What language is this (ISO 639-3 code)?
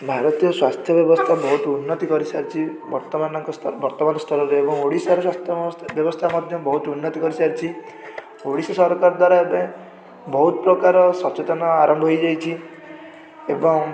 ori